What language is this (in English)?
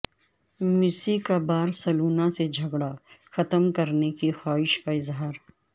Urdu